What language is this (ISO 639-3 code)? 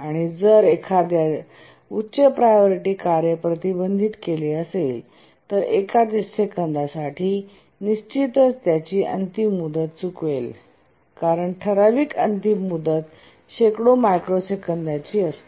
mar